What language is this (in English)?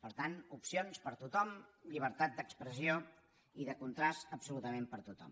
Catalan